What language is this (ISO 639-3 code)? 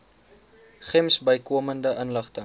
afr